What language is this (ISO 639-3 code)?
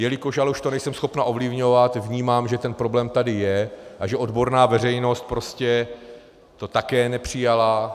ces